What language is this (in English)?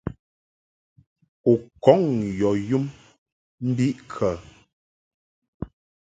Mungaka